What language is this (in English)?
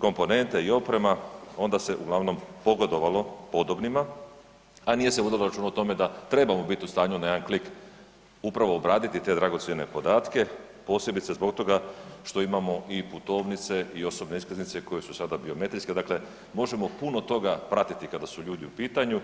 Croatian